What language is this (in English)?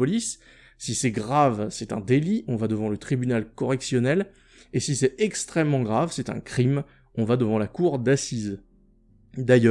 French